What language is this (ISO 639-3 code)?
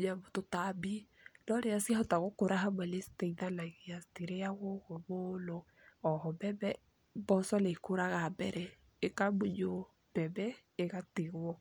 kik